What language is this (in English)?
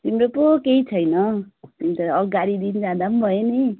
Nepali